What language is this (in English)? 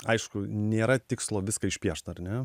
Lithuanian